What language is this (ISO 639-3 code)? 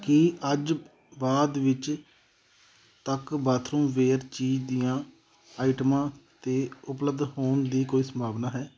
pan